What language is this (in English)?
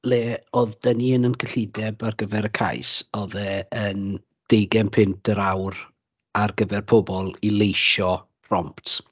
Welsh